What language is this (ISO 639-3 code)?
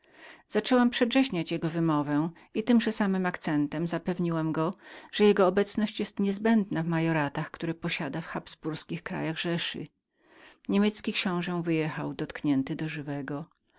pol